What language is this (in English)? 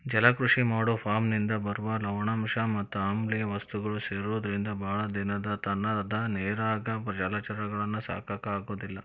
Kannada